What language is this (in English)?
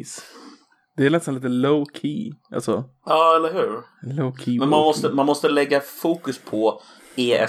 Swedish